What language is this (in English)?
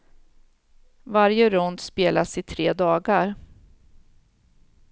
Swedish